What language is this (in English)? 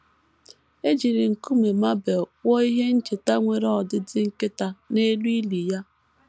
Igbo